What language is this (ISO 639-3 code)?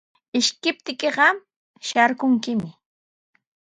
qws